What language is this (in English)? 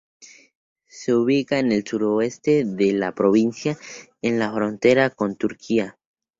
Spanish